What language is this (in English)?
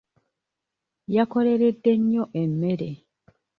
Ganda